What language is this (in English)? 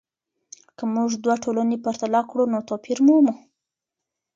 Pashto